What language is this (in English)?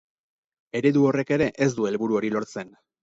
Basque